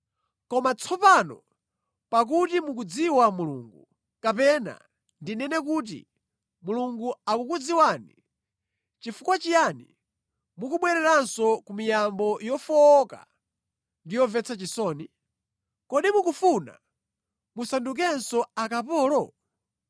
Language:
Nyanja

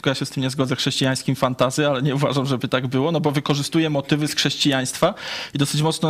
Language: Polish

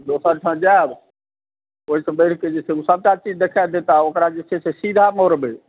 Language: Maithili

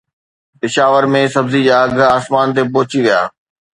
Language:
Sindhi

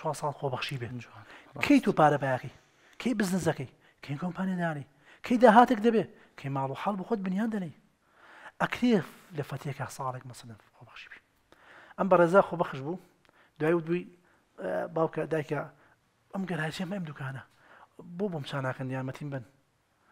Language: Arabic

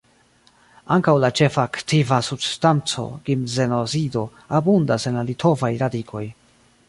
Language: Esperanto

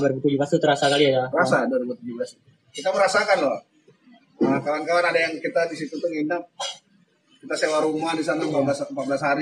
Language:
Indonesian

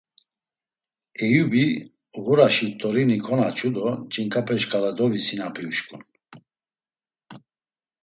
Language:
Laz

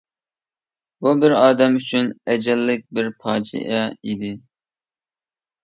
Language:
Uyghur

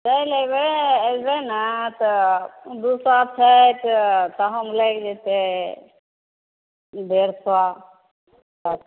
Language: Maithili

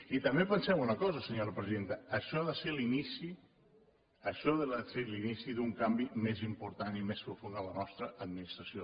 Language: Catalan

